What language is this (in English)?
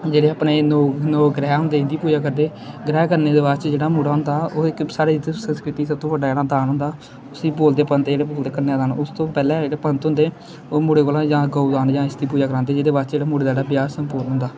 Dogri